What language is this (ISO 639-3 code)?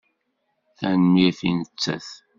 kab